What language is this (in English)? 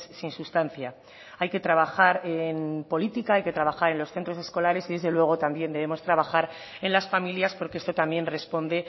Spanish